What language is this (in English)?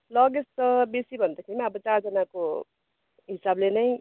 Nepali